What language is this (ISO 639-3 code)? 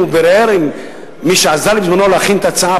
heb